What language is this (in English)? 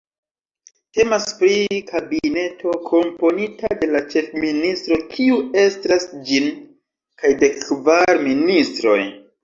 Esperanto